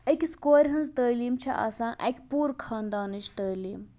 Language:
Kashmiri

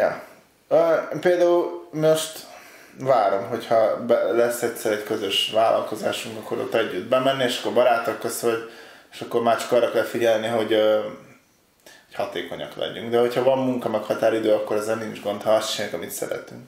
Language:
Hungarian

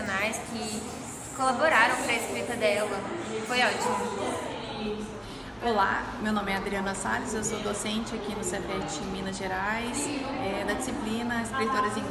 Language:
Portuguese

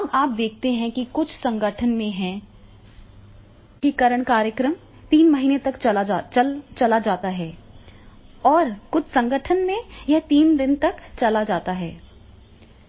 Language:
Hindi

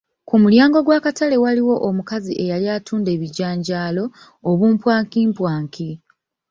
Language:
Ganda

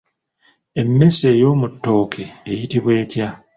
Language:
Ganda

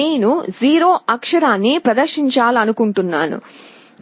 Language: Telugu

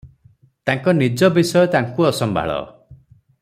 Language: Odia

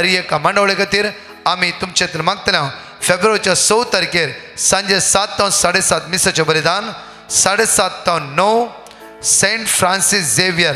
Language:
Marathi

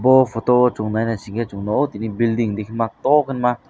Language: Kok Borok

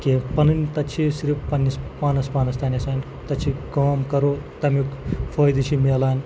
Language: Kashmiri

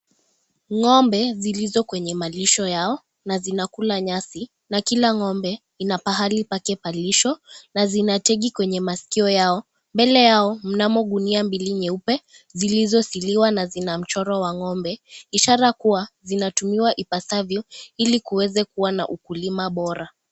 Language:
Swahili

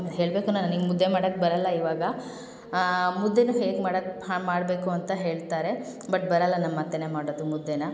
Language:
Kannada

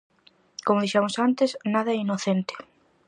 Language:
Galician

